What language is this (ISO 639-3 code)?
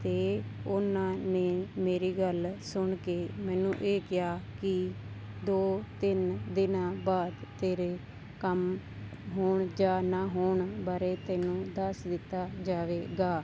pan